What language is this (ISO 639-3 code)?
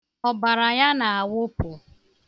ibo